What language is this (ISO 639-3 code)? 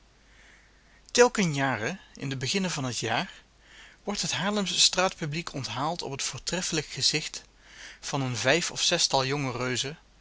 nld